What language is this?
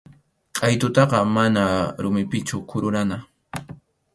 Arequipa-La Unión Quechua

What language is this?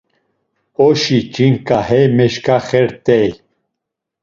Laz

